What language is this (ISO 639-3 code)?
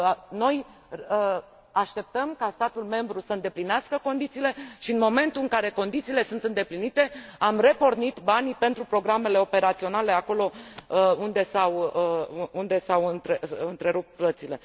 ron